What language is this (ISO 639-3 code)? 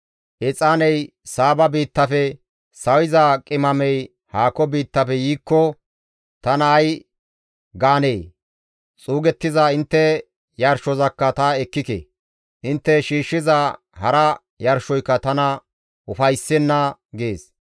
gmv